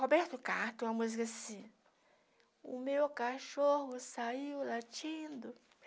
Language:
Portuguese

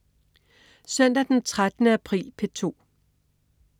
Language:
Danish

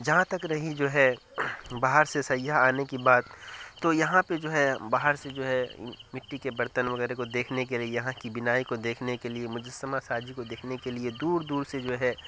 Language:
Urdu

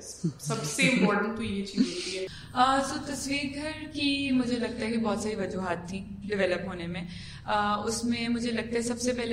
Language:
Urdu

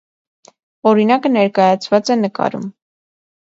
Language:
Armenian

